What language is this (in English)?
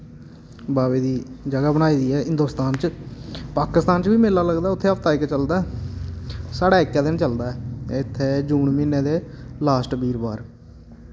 Dogri